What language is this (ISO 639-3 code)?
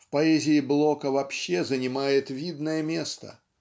rus